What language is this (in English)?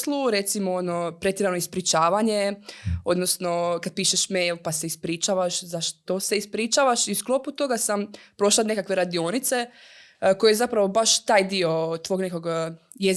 Croatian